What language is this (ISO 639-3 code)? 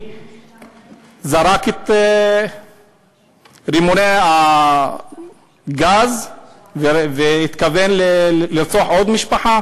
heb